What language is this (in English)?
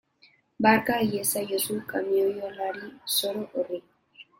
Basque